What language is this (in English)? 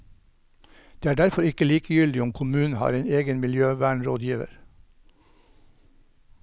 Norwegian